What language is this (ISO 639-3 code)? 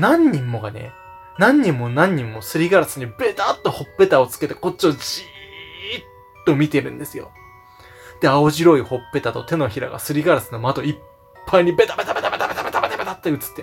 jpn